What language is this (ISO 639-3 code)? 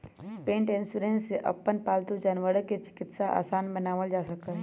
mag